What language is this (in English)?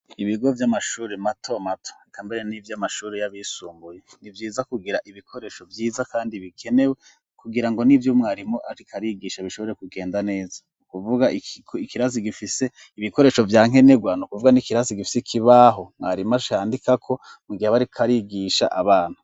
Rundi